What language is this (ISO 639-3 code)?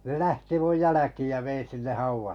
fin